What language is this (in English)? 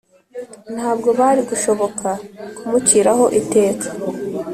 Kinyarwanda